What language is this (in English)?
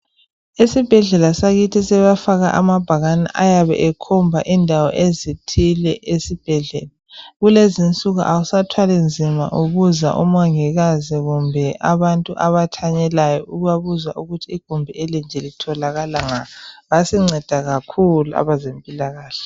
North Ndebele